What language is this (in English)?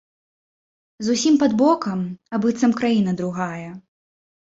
Belarusian